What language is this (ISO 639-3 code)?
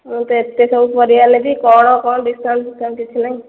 ori